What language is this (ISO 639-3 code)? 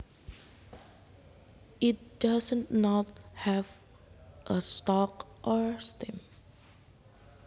jav